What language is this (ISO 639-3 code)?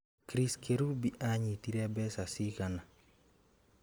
kik